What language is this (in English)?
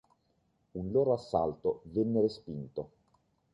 Italian